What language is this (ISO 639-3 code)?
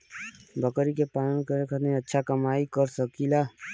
bho